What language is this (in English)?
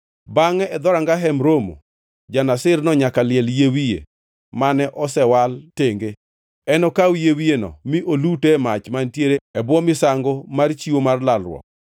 Luo (Kenya and Tanzania)